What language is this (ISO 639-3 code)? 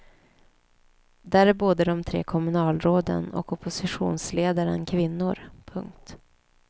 swe